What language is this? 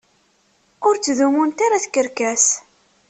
Kabyle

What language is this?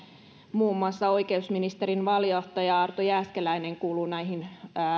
Finnish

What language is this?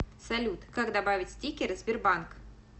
Russian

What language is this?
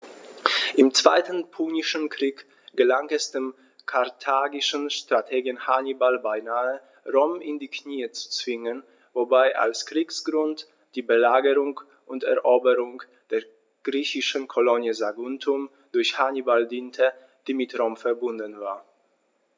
German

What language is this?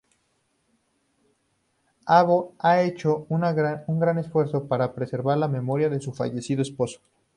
Spanish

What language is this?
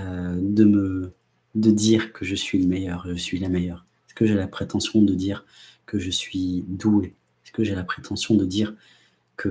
French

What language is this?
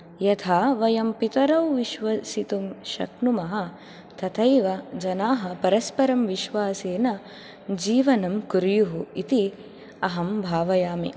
Sanskrit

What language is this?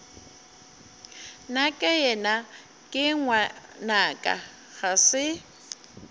Northern Sotho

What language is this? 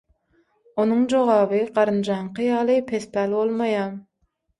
Turkmen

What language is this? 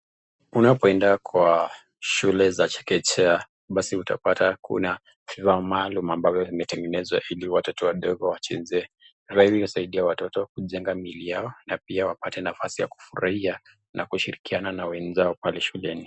Swahili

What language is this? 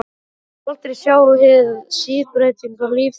Icelandic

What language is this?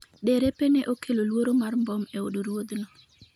Luo (Kenya and Tanzania)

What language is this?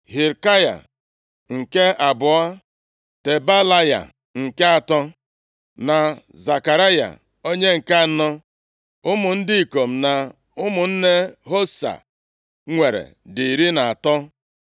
Igbo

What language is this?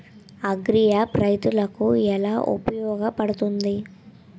Telugu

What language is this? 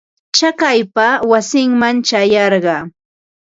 Ambo-Pasco Quechua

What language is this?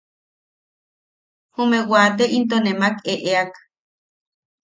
Yaqui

